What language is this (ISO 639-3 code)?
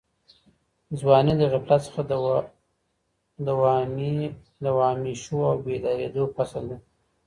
pus